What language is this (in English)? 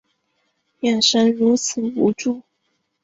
Chinese